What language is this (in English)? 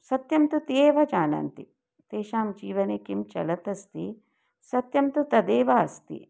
Sanskrit